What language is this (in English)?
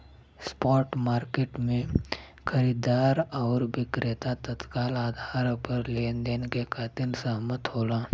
Bhojpuri